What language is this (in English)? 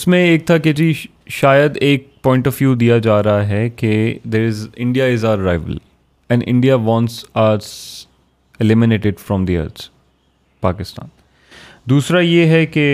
Urdu